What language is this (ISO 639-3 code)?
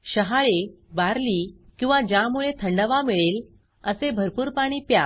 mar